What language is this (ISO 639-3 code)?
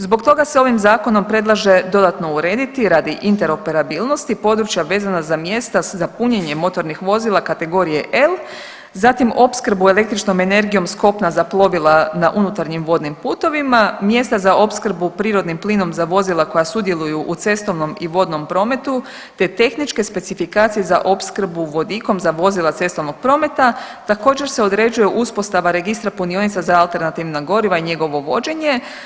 hrv